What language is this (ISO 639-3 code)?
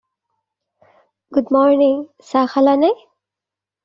asm